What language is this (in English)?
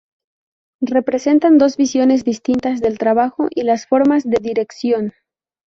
Spanish